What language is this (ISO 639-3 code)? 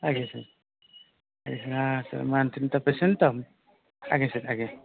ori